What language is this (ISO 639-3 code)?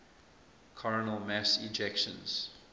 eng